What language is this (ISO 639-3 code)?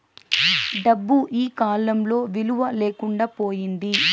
tel